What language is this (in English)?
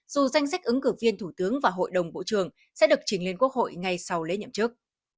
Vietnamese